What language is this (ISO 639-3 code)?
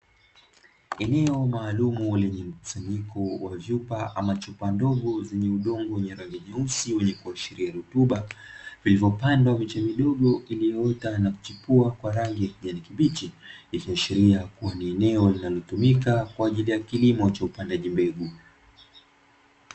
swa